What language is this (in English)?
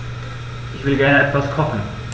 German